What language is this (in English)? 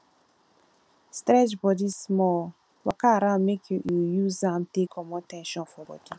Nigerian Pidgin